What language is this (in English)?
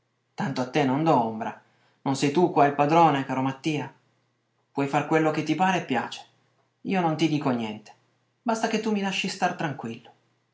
Italian